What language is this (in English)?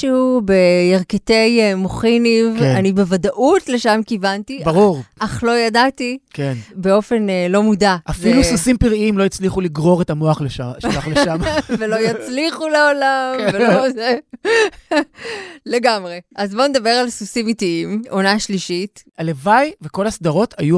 Hebrew